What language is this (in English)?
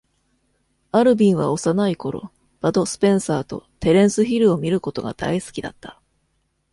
Japanese